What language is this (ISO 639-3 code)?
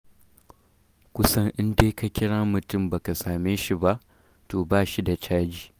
hau